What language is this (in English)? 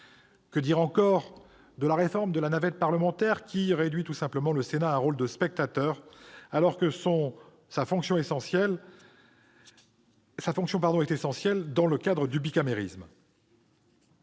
French